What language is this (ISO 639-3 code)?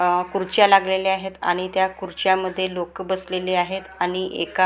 mar